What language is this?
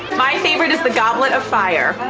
English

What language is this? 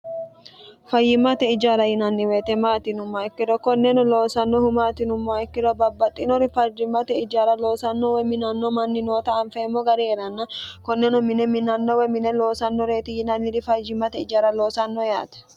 Sidamo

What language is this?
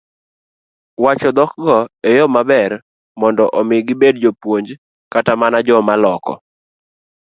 Luo (Kenya and Tanzania)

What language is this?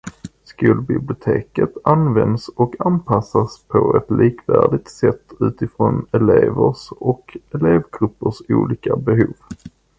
Swedish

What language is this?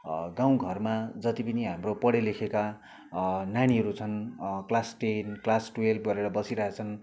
Nepali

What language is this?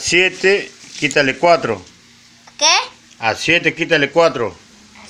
Spanish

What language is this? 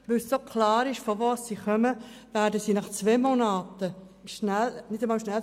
Swiss German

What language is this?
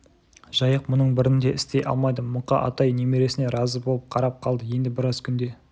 Kazakh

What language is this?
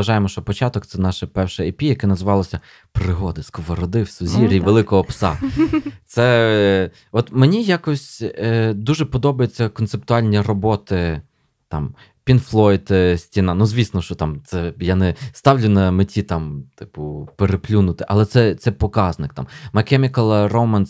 Ukrainian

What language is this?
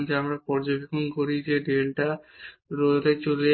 Bangla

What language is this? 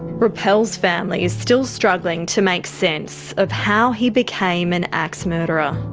English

